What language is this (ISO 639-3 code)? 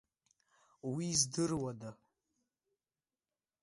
abk